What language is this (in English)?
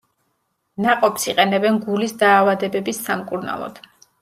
Georgian